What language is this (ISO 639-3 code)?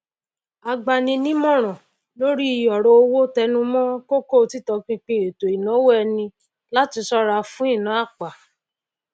yor